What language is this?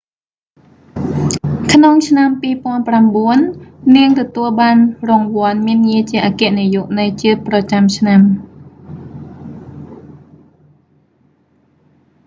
Khmer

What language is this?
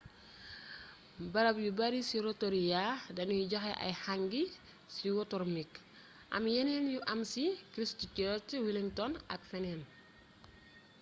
Wolof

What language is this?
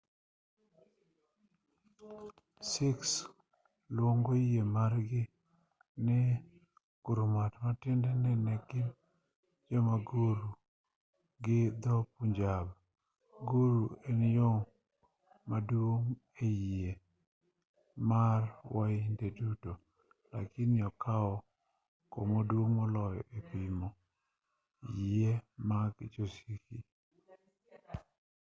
Luo (Kenya and Tanzania)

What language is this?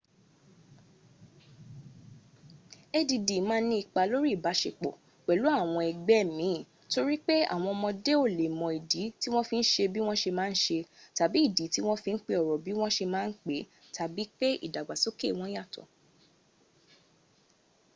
Yoruba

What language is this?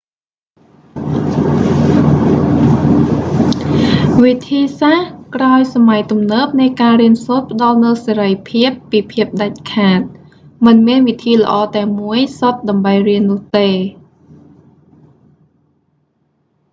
Khmer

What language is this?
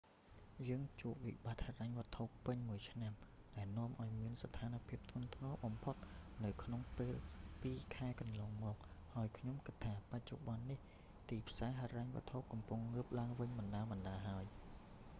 Khmer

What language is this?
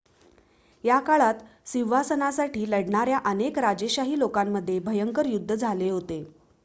Marathi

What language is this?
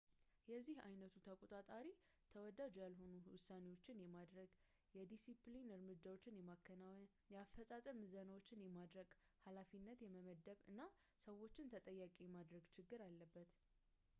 Amharic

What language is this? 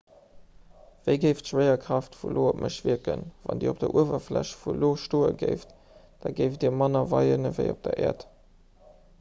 Luxembourgish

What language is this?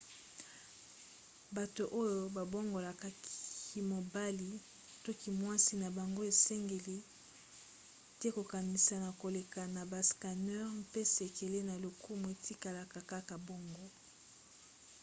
Lingala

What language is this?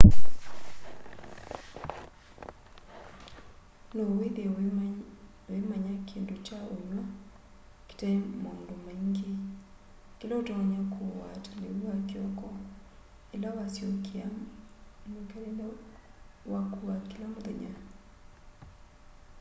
Kamba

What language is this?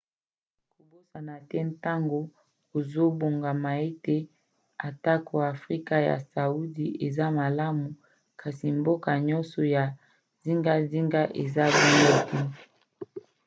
Lingala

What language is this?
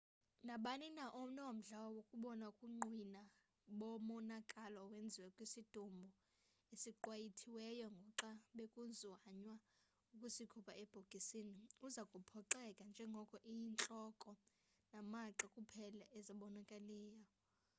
Xhosa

